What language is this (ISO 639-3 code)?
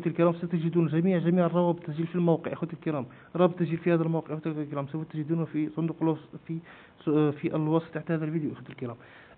ara